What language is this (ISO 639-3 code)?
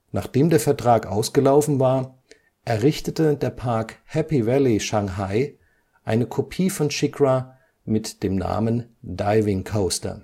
deu